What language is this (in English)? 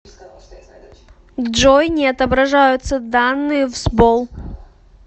Russian